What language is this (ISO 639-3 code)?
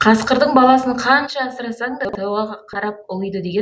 kaz